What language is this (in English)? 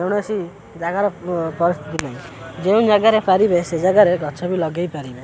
Odia